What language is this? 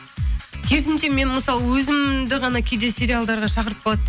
Kazakh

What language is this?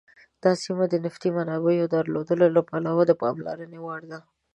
Pashto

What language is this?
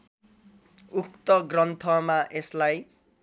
Nepali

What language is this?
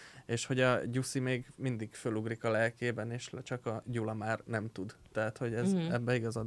Hungarian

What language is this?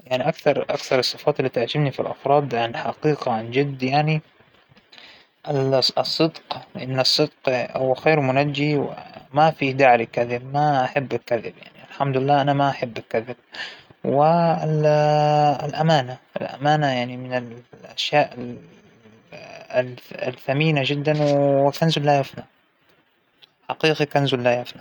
Hijazi Arabic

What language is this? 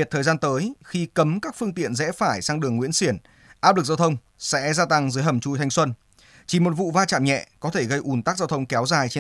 Vietnamese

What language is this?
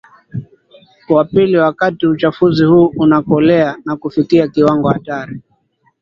Swahili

